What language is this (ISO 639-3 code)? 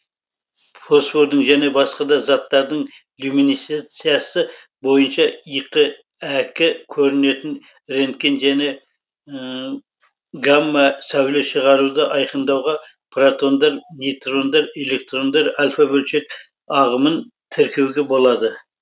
kaz